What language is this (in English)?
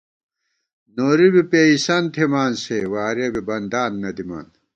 Gawar-Bati